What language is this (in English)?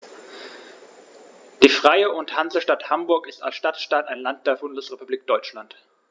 German